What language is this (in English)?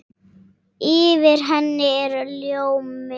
Icelandic